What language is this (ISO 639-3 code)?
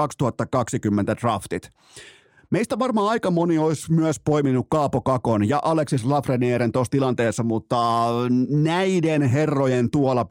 fin